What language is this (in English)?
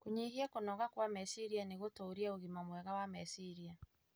Kikuyu